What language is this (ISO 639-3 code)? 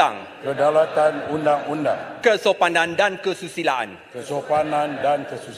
msa